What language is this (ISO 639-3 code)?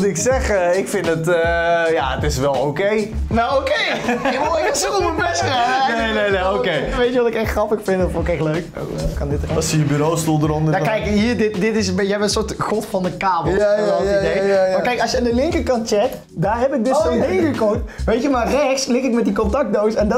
nld